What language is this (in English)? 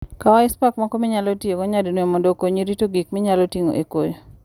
Luo (Kenya and Tanzania)